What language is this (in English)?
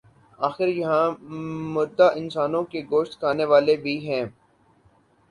Urdu